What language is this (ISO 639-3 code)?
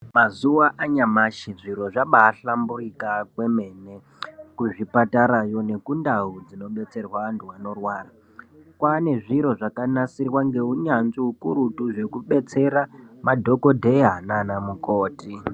ndc